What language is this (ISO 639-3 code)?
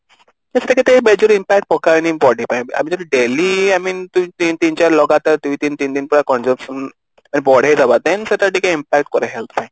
ori